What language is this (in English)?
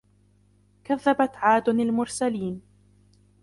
Arabic